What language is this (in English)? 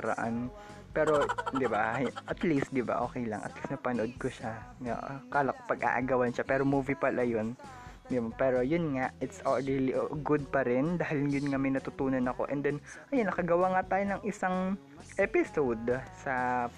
Filipino